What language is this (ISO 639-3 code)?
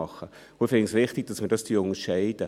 gsw